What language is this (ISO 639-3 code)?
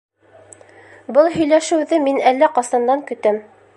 bak